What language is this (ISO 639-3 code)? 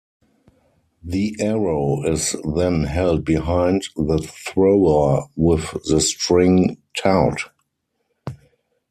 eng